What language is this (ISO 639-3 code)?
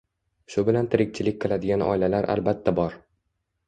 uzb